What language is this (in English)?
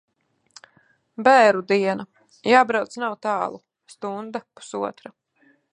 Latvian